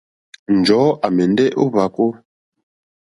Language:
Mokpwe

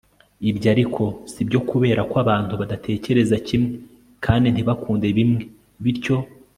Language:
Kinyarwanda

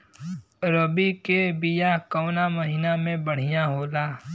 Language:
Bhojpuri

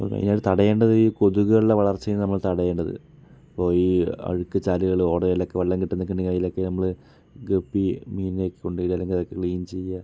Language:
Malayalam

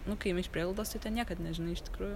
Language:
Lithuanian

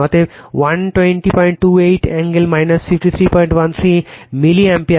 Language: Bangla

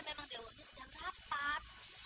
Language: Indonesian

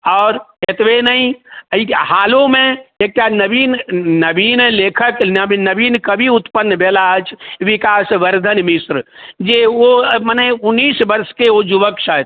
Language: Maithili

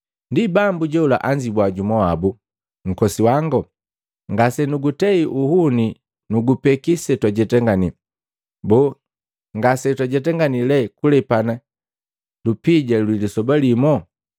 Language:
Matengo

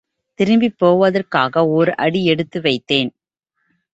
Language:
Tamil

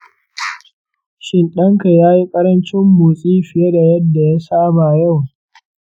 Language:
Hausa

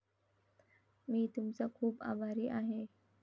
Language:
Marathi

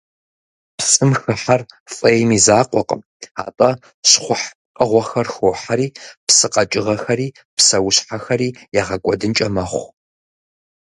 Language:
Kabardian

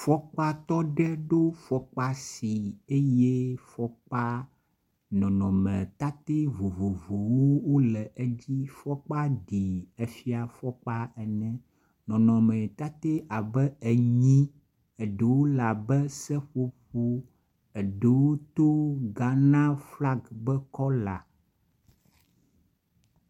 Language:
Ewe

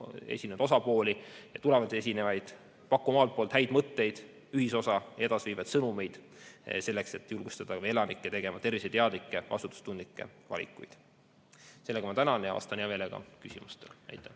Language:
Estonian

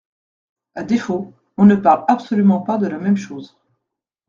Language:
French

